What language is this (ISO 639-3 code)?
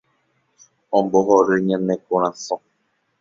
grn